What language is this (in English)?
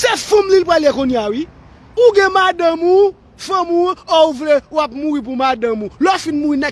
French